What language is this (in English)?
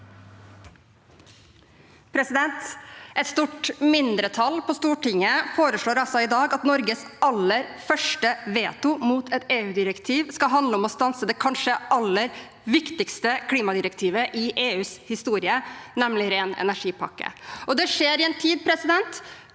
Norwegian